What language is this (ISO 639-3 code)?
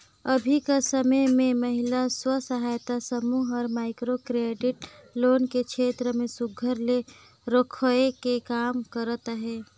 hne